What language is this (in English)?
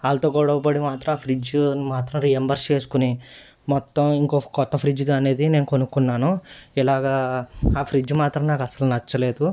Telugu